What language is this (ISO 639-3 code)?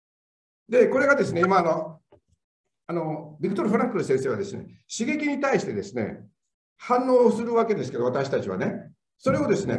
jpn